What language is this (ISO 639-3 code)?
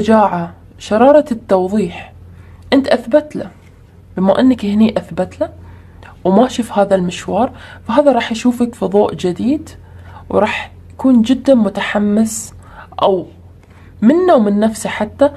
ara